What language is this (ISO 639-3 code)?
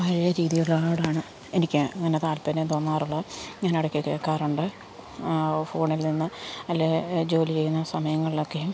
mal